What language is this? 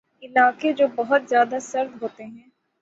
Urdu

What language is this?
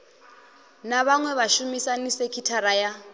Venda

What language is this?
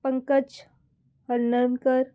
Konkani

